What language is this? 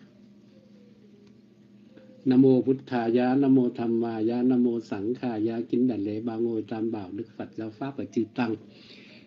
Vietnamese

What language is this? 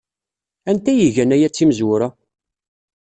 Kabyle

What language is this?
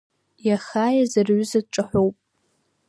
Abkhazian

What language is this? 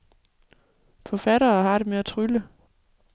Danish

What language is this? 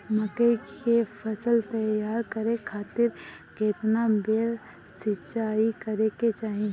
Bhojpuri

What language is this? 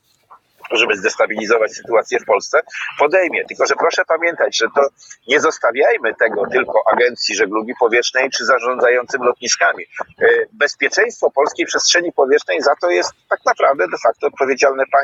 Polish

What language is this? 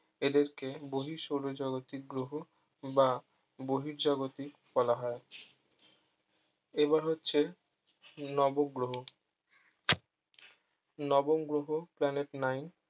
Bangla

